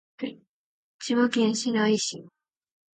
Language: Japanese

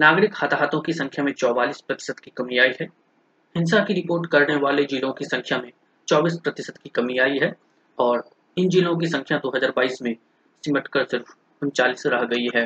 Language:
Hindi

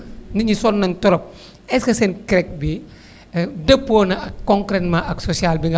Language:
Wolof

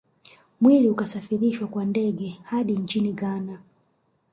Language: Swahili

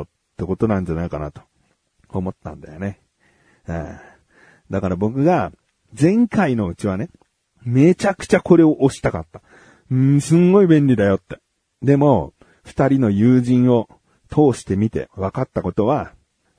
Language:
Japanese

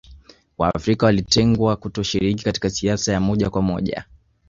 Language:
Swahili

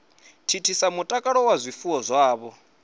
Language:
Venda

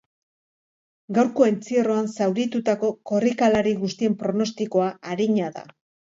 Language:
Basque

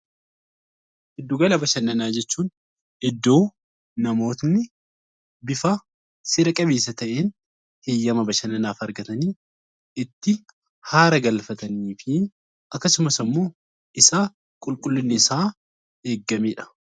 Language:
Oromo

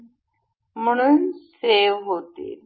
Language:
Marathi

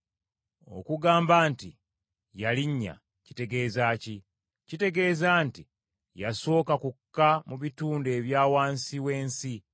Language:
Ganda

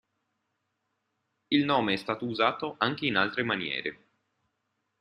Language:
Italian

